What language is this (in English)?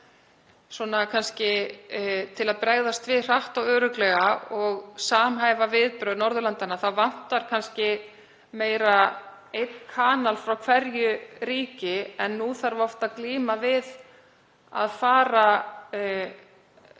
Icelandic